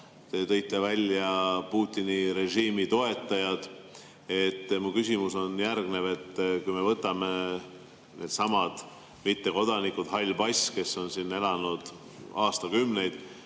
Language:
Estonian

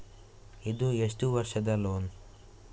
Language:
Kannada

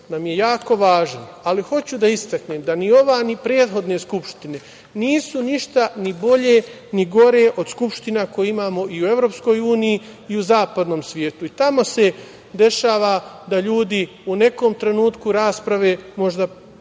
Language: Serbian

